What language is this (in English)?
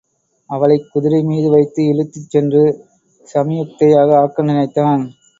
Tamil